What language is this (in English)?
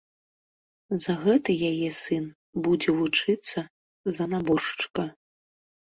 Belarusian